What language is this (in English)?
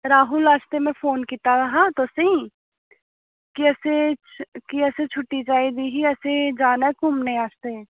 Dogri